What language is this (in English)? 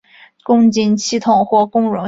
Chinese